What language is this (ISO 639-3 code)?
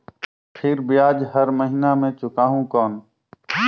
hne